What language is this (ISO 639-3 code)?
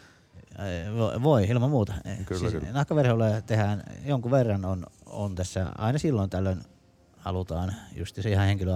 fin